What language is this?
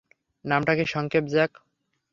Bangla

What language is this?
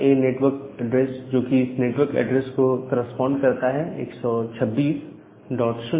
Hindi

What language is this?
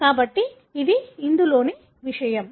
Telugu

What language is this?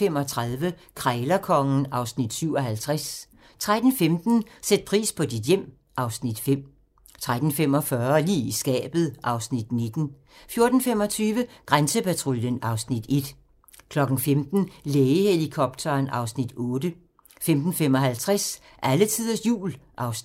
Danish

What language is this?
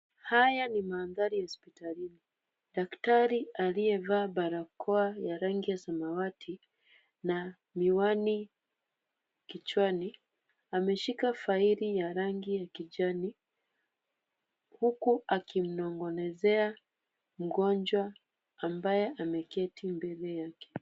Swahili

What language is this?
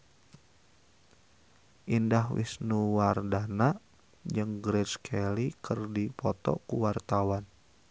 Sundanese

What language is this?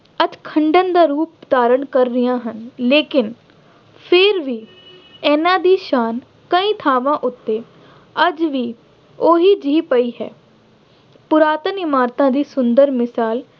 Punjabi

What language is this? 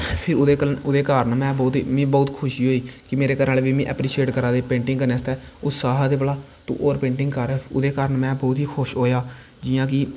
Dogri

